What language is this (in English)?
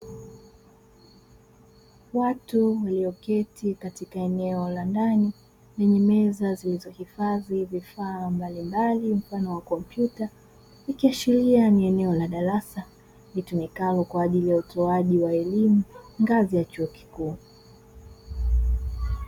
Swahili